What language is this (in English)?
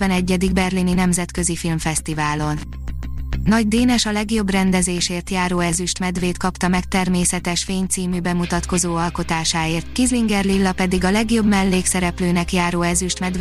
Hungarian